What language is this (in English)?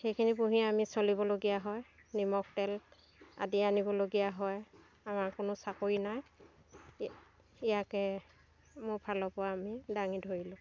Assamese